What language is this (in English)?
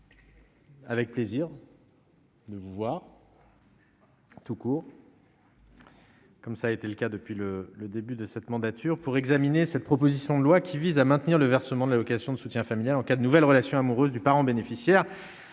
French